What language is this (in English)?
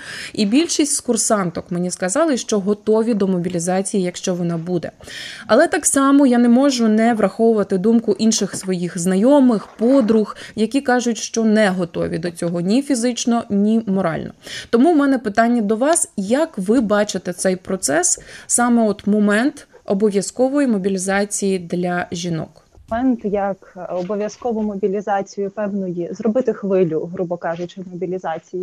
Ukrainian